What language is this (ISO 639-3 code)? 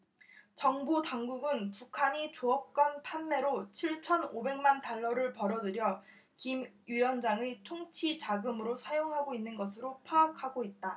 kor